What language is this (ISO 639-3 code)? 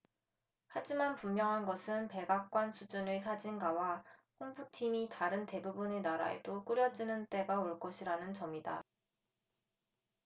kor